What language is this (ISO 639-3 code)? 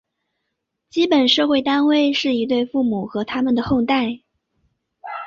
zho